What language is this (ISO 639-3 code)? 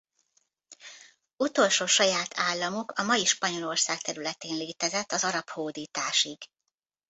hun